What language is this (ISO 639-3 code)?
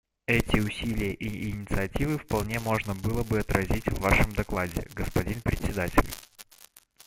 rus